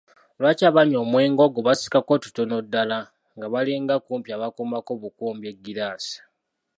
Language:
Ganda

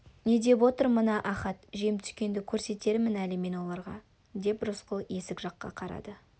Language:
Kazakh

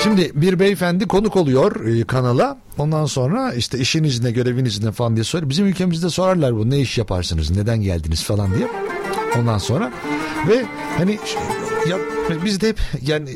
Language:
Turkish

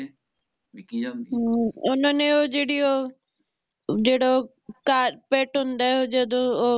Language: Punjabi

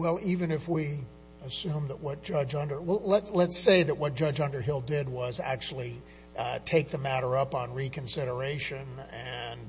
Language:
English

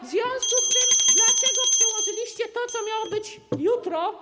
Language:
Polish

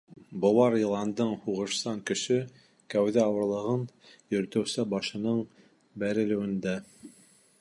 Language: Bashkir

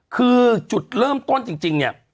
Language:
Thai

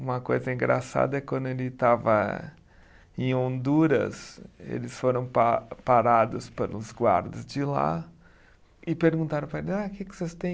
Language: Portuguese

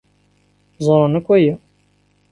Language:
Kabyle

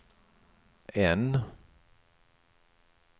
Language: Swedish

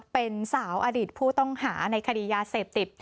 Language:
Thai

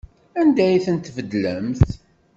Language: Kabyle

